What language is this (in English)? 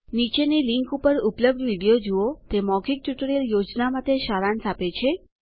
Gujarati